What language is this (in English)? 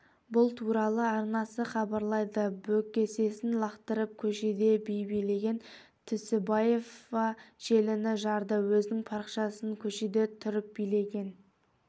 Kazakh